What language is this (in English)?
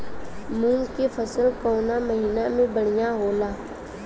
Bhojpuri